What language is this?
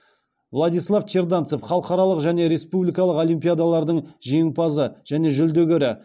Kazakh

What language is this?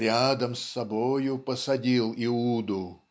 Russian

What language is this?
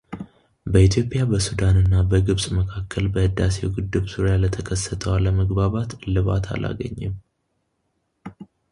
Amharic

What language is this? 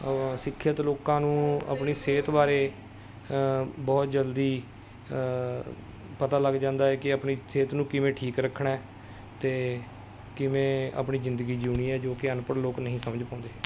Punjabi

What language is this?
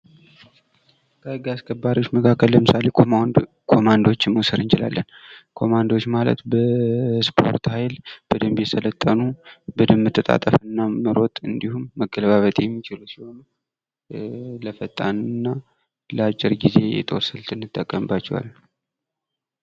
Amharic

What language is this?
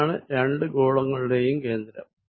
Malayalam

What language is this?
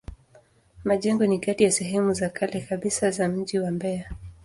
Swahili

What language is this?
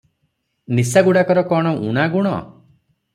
Odia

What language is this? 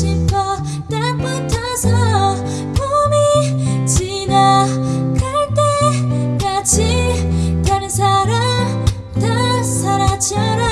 Korean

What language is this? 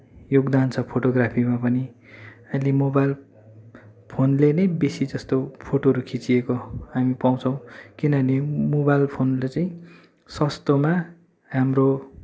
Nepali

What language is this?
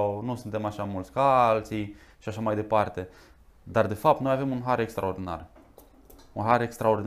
Romanian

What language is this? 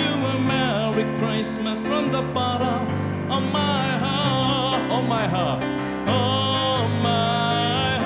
Korean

